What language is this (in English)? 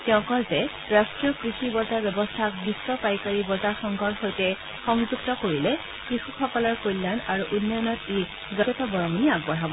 Assamese